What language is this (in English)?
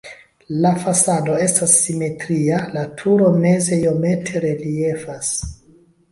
Esperanto